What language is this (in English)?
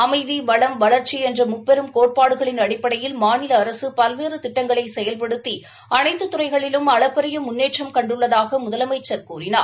Tamil